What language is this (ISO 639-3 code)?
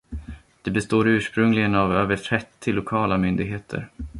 swe